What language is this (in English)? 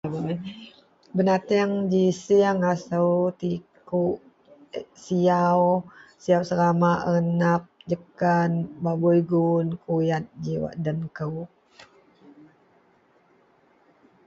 Central Melanau